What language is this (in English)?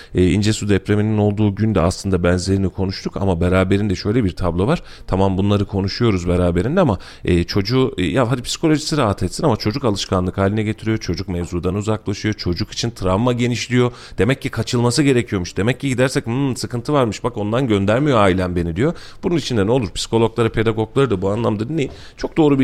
Turkish